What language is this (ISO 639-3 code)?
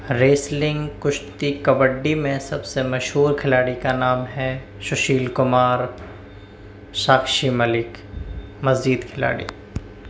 urd